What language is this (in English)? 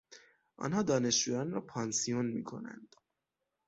Persian